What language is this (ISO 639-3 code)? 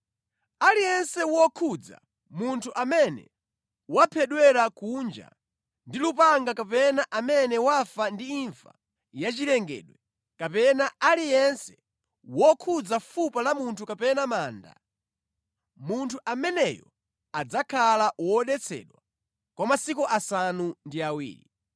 nya